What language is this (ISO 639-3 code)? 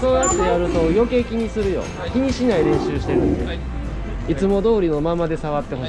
jpn